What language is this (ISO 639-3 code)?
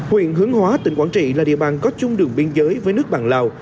vie